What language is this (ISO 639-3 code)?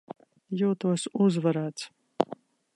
lav